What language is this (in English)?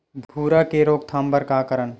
Chhattisgarhi